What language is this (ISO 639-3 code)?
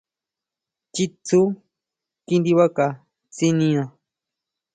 mau